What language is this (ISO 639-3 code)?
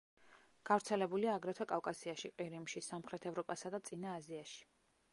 kat